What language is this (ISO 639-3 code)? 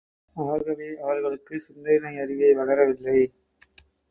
tam